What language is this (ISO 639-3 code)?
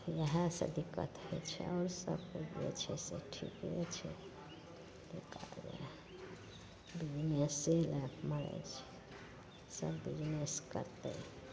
mai